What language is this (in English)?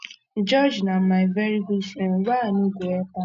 Nigerian Pidgin